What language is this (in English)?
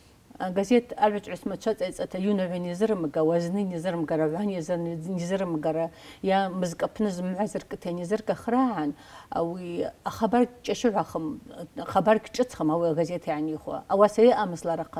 Arabic